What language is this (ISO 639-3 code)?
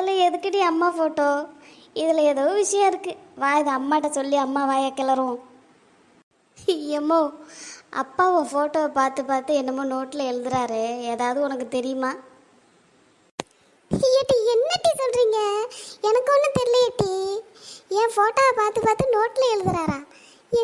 tam